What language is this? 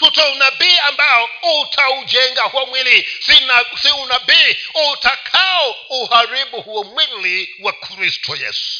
Swahili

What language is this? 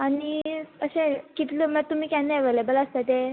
Konkani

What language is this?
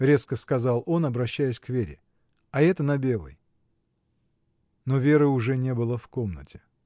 Russian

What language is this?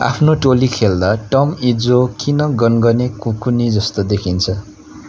Nepali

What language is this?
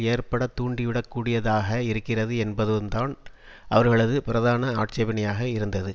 Tamil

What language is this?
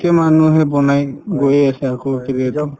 Assamese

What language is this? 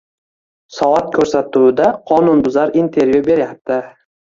Uzbek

